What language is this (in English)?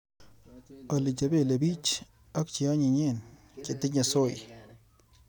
Kalenjin